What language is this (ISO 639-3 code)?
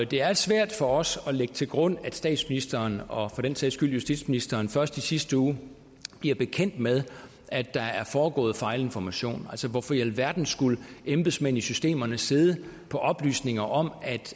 dan